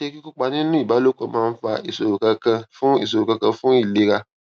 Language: Yoruba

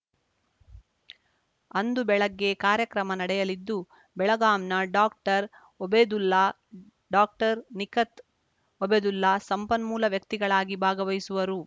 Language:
Kannada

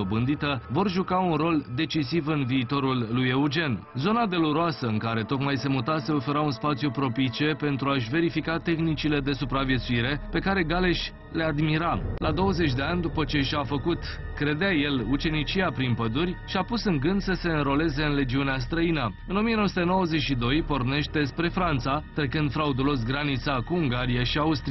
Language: Romanian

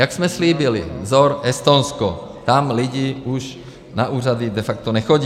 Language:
Czech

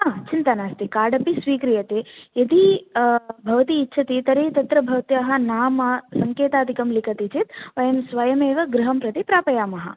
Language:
Sanskrit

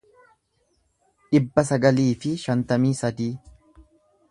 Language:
Oromo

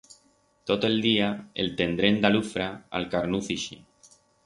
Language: Aragonese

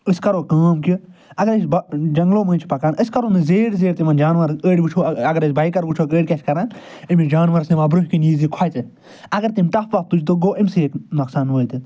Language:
Kashmiri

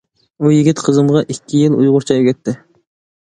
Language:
Uyghur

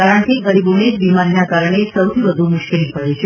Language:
Gujarati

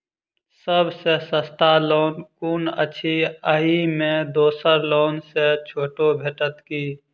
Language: Maithili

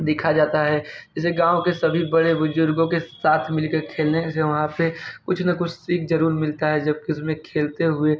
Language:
Hindi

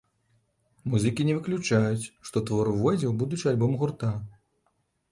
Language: Belarusian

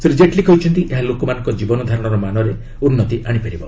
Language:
Odia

